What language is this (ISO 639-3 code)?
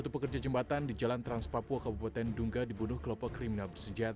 ind